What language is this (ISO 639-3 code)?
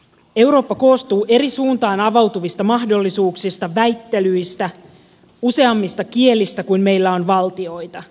fin